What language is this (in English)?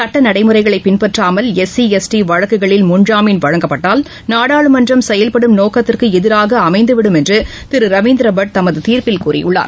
Tamil